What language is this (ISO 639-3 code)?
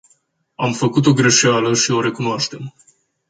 ron